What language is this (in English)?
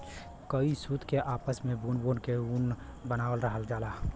Bhojpuri